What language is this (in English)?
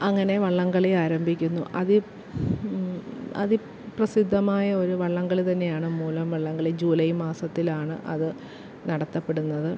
Malayalam